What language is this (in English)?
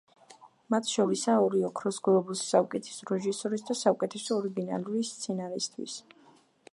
Georgian